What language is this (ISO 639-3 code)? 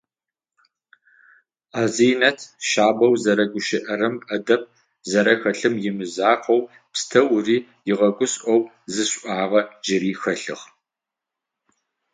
ady